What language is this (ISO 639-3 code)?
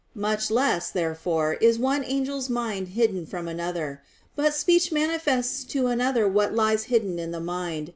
eng